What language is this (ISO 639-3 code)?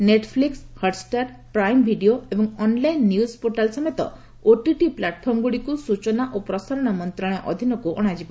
ori